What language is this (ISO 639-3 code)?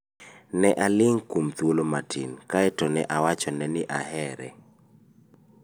luo